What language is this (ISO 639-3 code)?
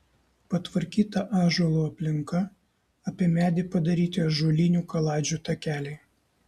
lit